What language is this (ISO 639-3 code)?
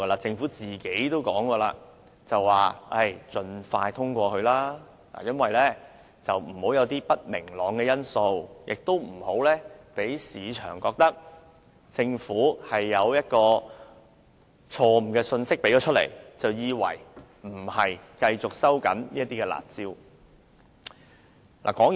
yue